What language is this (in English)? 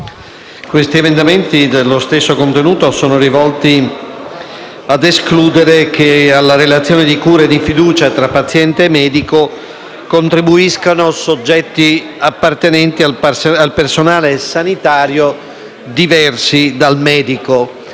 Italian